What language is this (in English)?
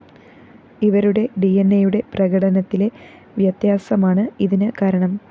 Malayalam